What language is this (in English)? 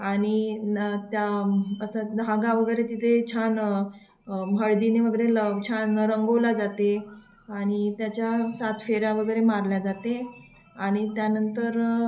Marathi